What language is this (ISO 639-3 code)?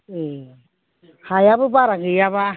brx